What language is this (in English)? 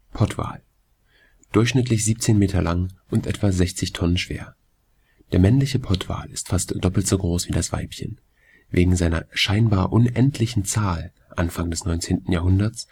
German